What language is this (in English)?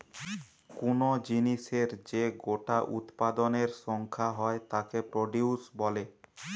Bangla